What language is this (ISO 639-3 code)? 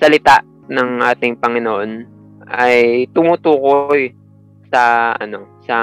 fil